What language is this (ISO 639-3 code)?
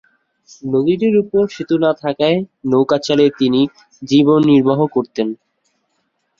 ben